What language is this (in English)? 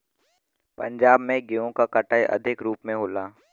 Bhojpuri